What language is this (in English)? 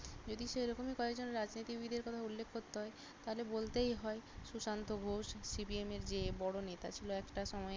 Bangla